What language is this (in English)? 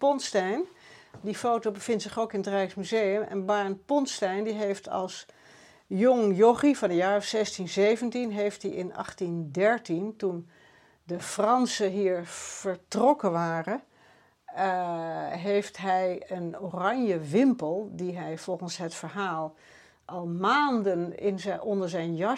Dutch